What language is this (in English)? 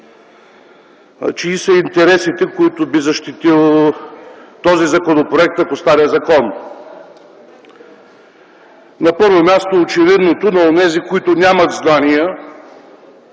Bulgarian